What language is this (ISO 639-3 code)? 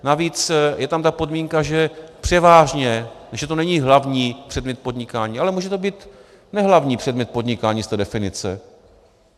ces